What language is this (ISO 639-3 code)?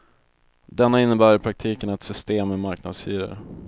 swe